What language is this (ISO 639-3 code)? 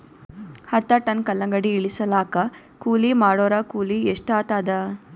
kan